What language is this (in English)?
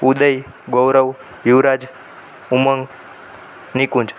Gujarati